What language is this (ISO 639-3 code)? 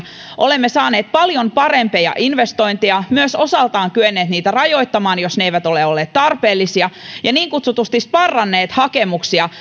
fin